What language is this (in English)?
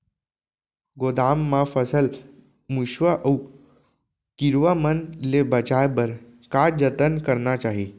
Chhattisgarhi